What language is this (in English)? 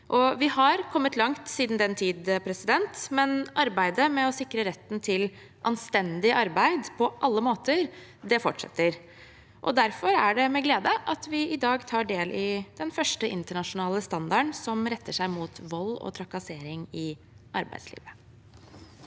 Norwegian